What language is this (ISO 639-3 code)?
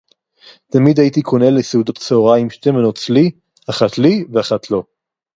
heb